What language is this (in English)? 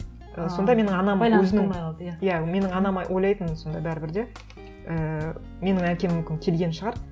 Kazakh